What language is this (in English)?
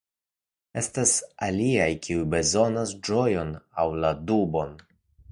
Esperanto